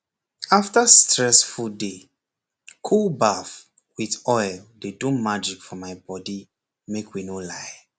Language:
Nigerian Pidgin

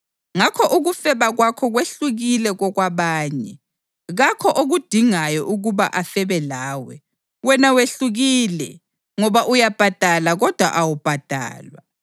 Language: North Ndebele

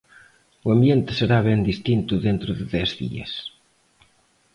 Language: Galician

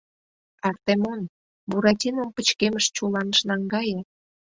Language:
Mari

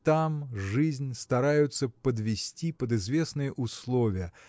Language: Russian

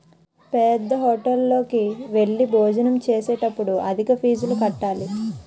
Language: Telugu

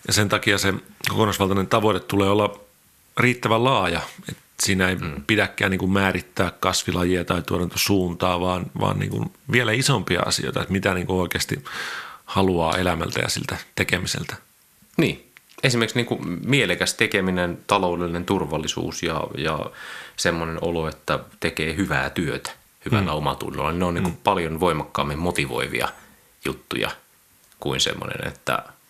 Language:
Finnish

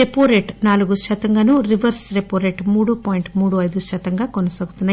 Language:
Telugu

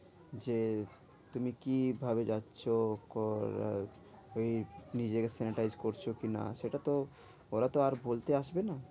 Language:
Bangla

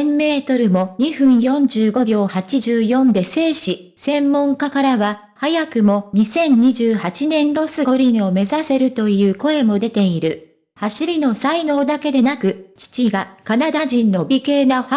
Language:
Japanese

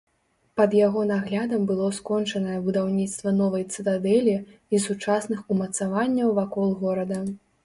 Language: Belarusian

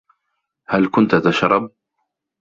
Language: Arabic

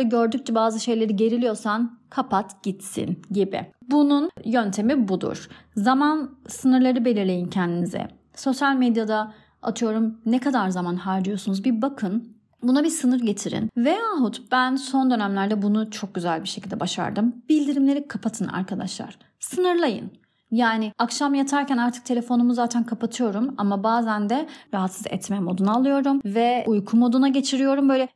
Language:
Turkish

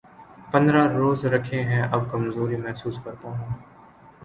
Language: Urdu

